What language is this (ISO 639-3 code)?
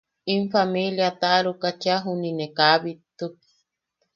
yaq